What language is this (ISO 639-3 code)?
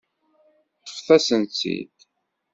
kab